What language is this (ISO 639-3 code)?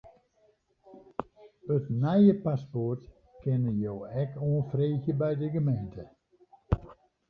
fry